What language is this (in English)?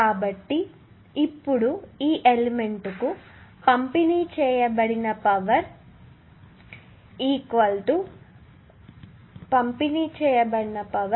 Telugu